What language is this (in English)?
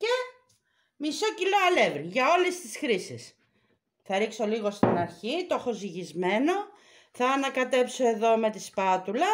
Greek